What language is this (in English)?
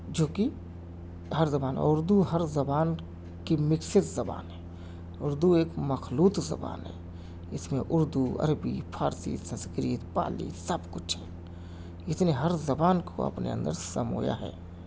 Urdu